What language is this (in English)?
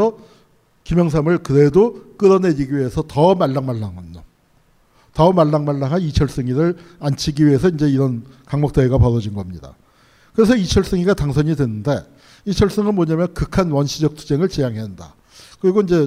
Korean